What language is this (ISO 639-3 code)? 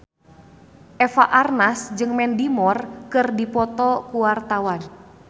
sun